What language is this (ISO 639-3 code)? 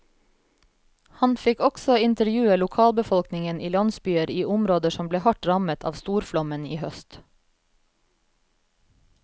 nor